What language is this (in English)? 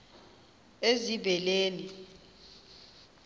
Xhosa